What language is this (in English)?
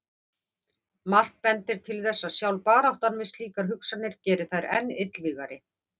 Icelandic